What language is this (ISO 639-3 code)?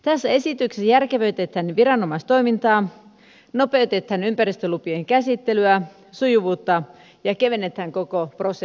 fin